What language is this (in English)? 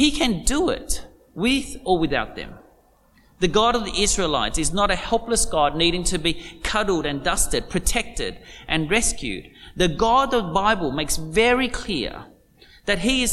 English